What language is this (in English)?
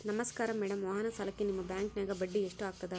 Kannada